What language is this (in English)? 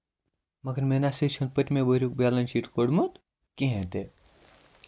Kashmiri